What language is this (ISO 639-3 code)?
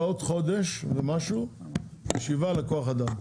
heb